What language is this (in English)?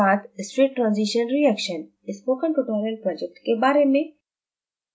Hindi